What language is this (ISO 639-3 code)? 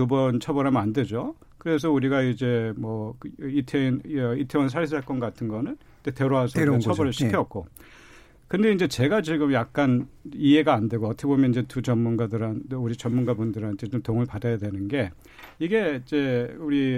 kor